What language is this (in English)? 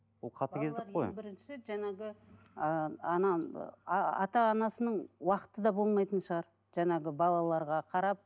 Kazakh